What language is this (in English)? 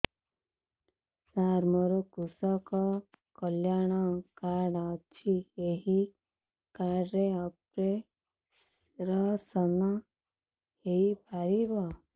Odia